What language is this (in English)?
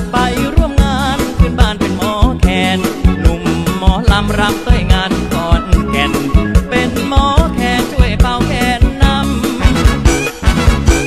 Thai